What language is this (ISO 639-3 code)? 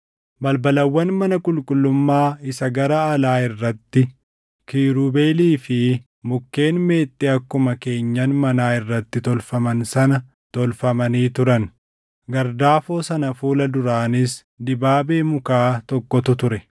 orm